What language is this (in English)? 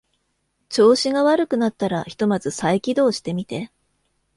Japanese